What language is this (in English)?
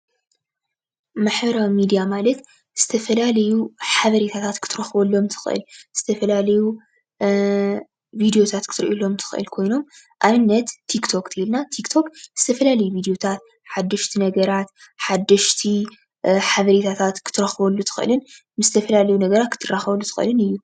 Tigrinya